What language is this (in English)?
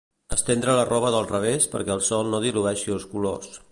Catalan